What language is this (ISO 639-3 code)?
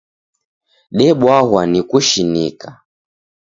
dav